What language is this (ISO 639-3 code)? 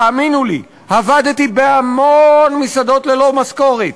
heb